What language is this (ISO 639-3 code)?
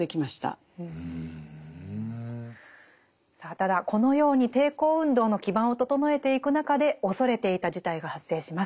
jpn